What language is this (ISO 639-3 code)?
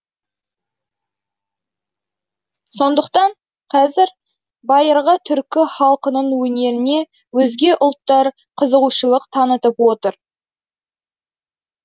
kaz